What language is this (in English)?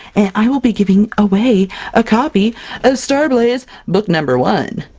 English